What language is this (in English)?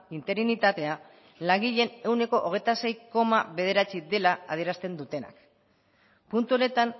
Basque